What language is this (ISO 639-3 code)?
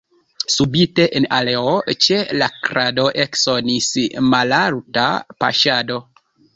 epo